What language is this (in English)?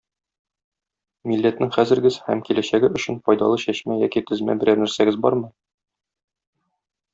Tatar